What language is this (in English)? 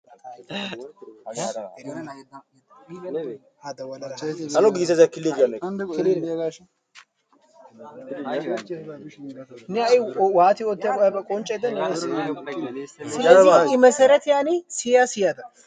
Wolaytta